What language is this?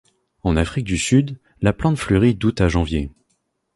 French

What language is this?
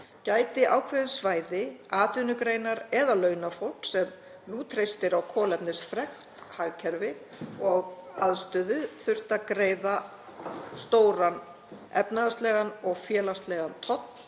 Icelandic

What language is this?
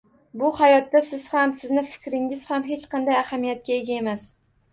Uzbek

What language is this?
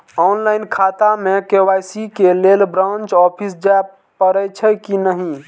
Maithili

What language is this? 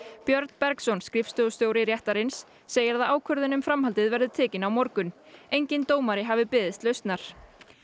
Icelandic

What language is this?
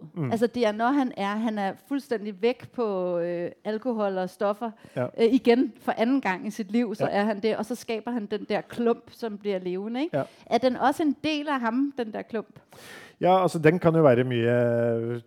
Danish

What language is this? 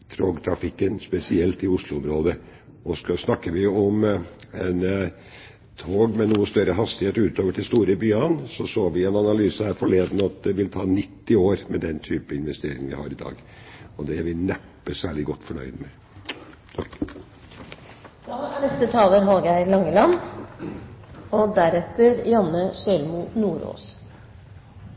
Norwegian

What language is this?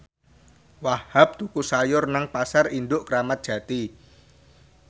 Javanese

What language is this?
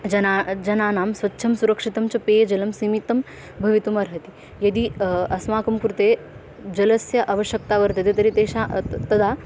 Sanskrit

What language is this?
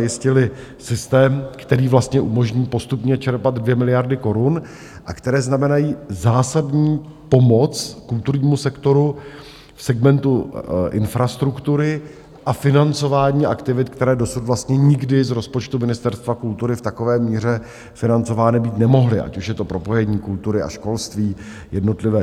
Czech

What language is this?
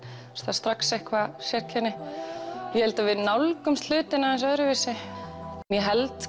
Icelandic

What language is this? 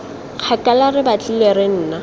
Tswana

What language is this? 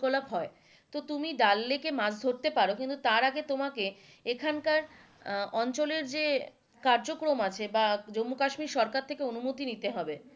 Bangla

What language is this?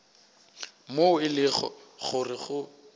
Northern Sotho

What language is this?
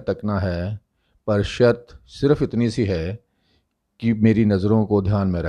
Hindi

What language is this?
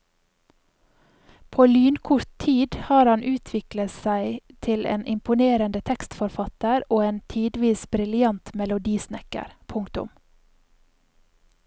Norwegian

